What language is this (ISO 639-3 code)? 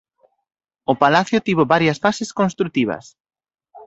glg